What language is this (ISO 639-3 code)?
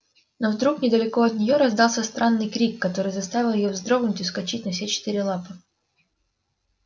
rus